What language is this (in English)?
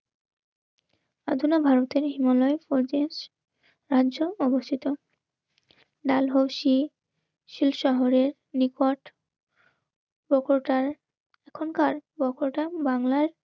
Bangla